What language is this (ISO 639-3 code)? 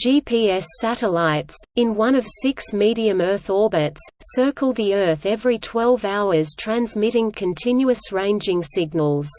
eng